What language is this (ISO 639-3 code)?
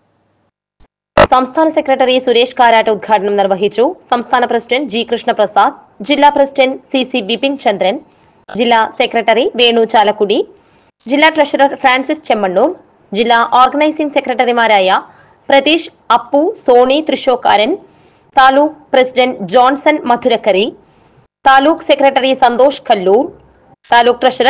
mal